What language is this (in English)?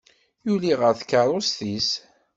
Kabyle